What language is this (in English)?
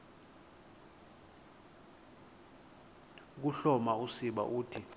Xhosa